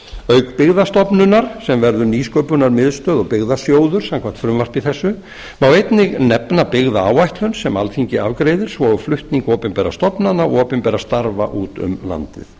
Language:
Icelandic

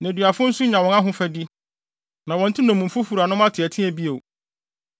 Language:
Akan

